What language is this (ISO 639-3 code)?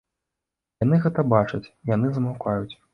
bel